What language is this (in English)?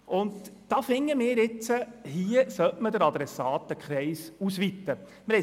Swiss German